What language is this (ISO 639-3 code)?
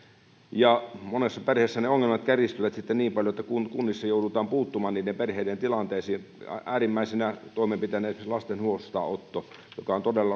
fin